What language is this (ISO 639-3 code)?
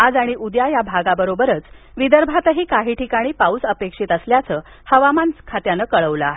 mar